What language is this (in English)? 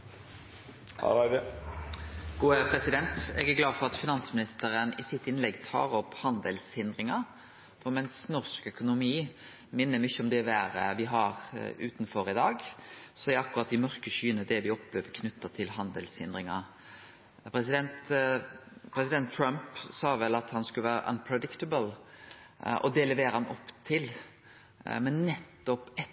Norwegian Nynorsk